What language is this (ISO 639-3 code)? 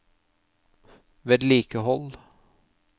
nor